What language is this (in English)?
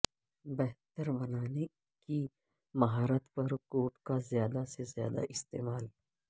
Urdu